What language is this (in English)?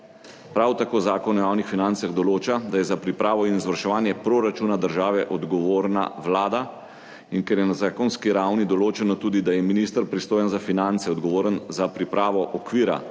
Slovenian